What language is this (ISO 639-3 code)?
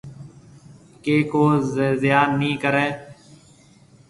mve